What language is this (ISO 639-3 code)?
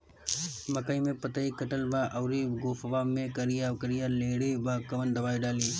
bho